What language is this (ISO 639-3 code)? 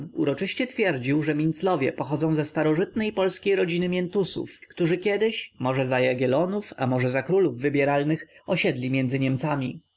pol